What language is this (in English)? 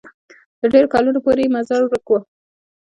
Pashto